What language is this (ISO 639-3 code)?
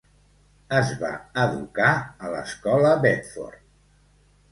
cat